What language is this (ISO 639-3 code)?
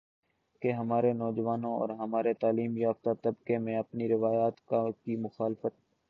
urd